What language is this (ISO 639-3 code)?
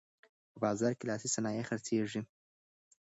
pus